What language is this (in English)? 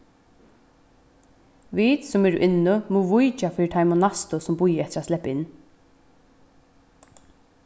Faroese